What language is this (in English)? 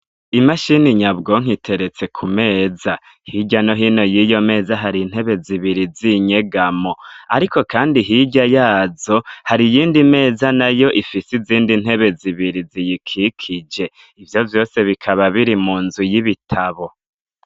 Rundi